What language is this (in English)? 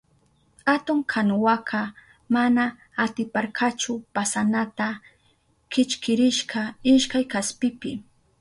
Southern Pastaza Quechua